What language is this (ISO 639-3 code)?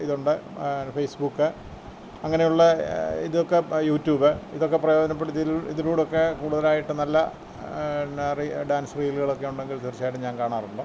mal